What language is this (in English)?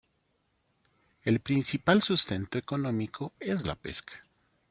Spanish